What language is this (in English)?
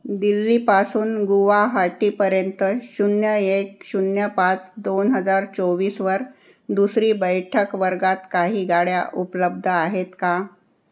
Marathi